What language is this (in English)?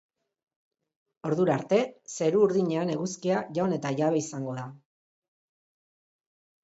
Basque